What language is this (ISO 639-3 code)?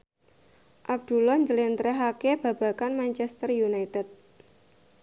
jav